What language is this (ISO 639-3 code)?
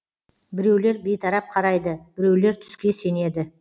kaz